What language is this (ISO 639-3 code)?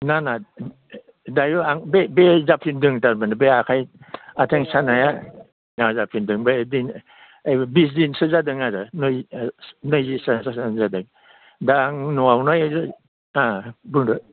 brx